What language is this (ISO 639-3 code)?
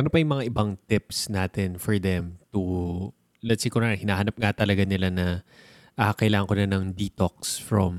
fil